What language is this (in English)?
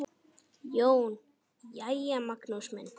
Icelandic